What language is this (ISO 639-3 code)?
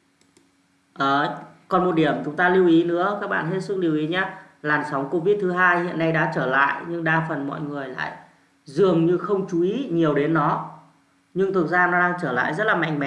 vie